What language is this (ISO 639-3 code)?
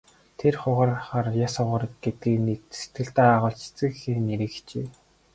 mon